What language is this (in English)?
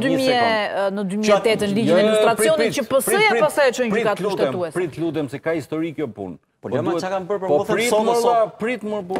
Romanian